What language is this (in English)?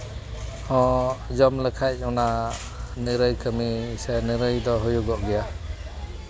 Santali